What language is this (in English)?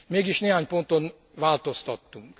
Hungarian